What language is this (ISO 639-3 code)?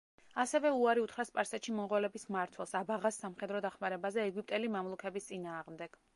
kat